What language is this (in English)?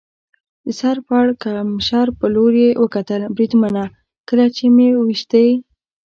Pashto